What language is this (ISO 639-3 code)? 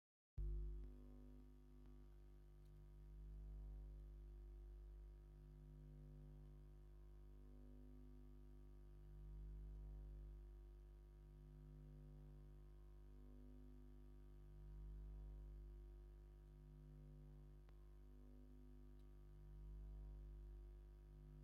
tir